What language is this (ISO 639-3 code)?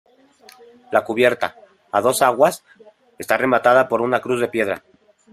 spa